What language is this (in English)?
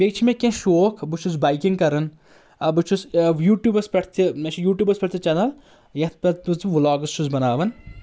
Kashmiri